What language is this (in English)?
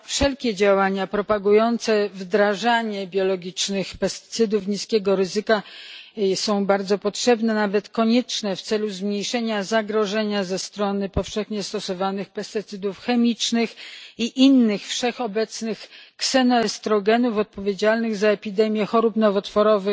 Polish